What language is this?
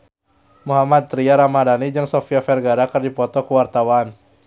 Sundanese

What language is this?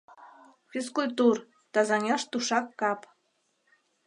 Mari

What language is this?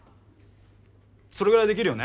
Japanese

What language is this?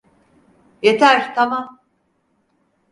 Turkish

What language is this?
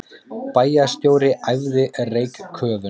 Icelandic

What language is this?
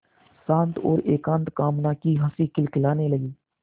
Hindi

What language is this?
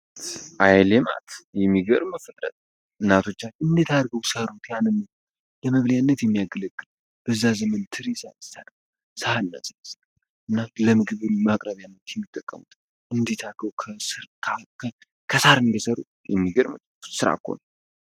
Amharic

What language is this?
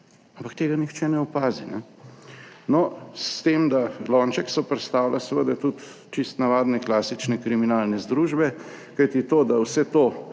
Slovenian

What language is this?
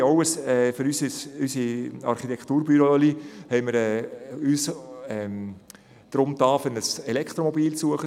Swiss German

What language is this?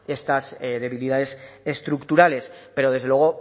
Spanish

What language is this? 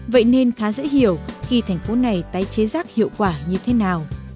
Vietnamese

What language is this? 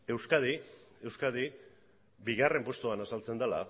Basque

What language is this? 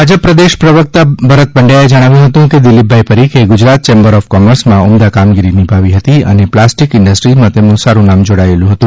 Gujarati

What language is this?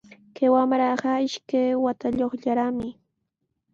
Sihuas Ancash Quechua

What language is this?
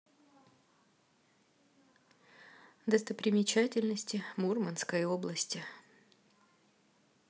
Russian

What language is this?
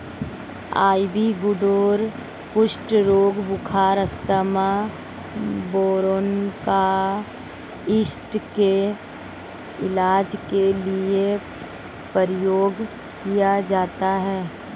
Hindi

